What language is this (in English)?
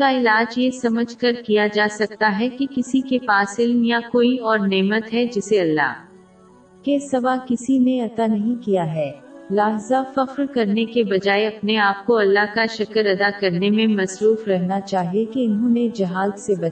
Urdu